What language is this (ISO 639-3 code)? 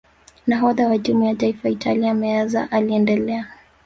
swa